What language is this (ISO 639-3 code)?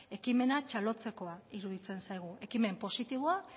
eus